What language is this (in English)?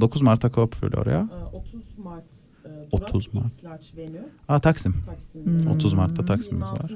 Turkish